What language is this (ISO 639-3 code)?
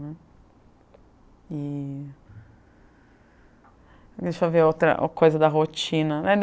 por